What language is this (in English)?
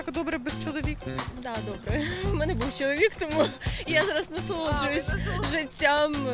Ukrainian